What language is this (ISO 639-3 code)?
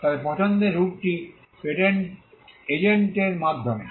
ben